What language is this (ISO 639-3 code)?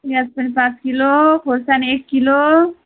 nep